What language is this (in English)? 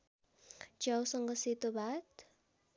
Nepali